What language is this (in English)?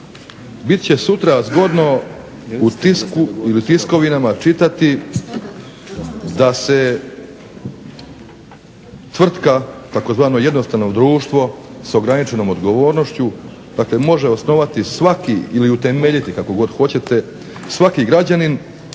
Croatian